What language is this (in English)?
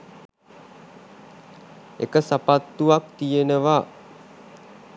Sinhala